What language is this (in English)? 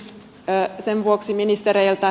Finnish